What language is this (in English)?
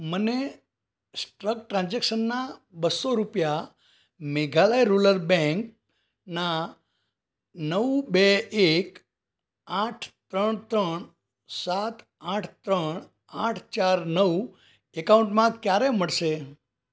Gujarati